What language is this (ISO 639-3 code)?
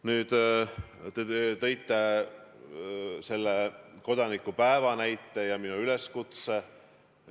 est